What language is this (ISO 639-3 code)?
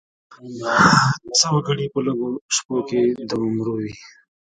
pus